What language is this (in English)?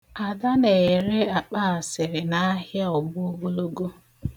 Igbo